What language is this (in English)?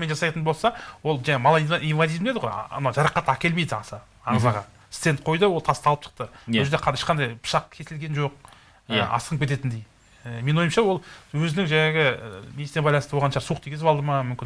Turkish